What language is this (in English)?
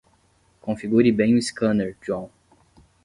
Portuguese